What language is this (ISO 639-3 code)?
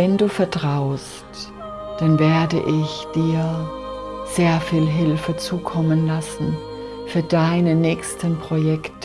deu